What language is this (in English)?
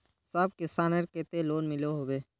Magahi